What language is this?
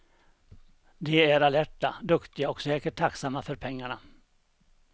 Swedish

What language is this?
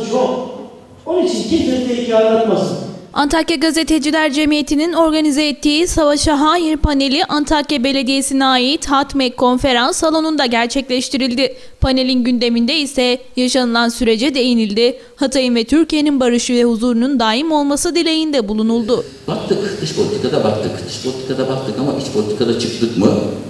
Turkish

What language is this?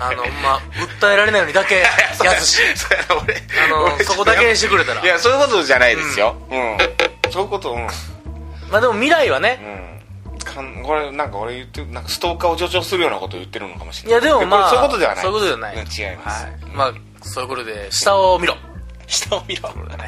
Japanese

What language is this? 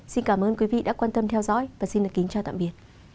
Vietnamese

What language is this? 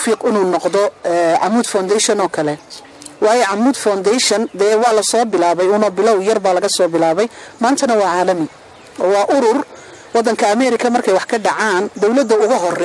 Arabic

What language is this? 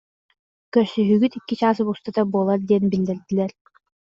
Yakut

